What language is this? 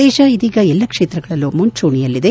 Kannada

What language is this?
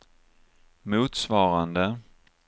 Swedish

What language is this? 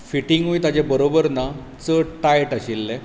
Konkani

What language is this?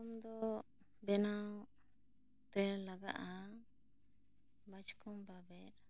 Santali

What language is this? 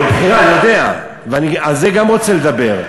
Hebrew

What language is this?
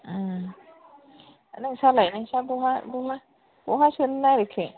Bodo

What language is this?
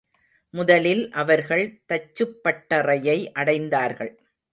Tamil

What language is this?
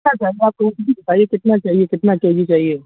Urdu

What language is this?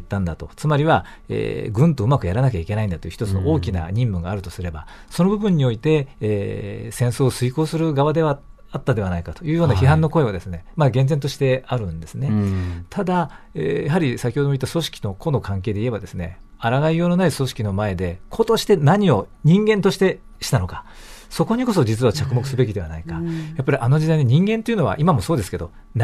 Japanese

